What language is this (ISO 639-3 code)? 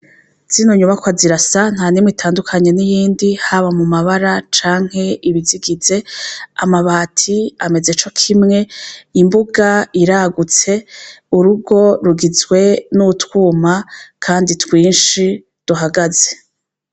run